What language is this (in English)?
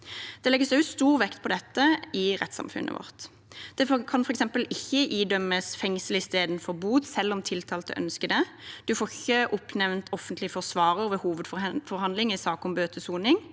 Norwegian